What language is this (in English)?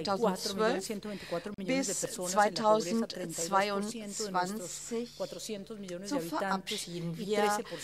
German